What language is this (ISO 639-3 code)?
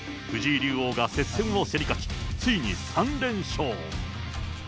jpn